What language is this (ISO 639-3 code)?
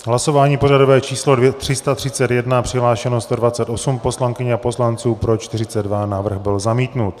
ces